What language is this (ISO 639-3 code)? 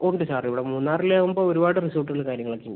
mal